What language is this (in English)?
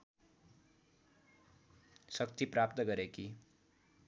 Nepali